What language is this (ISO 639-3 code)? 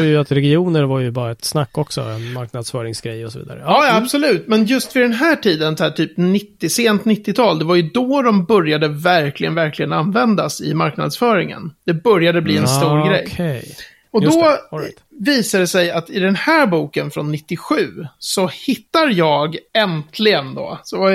swe